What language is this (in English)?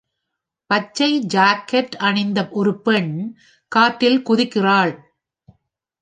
Tamil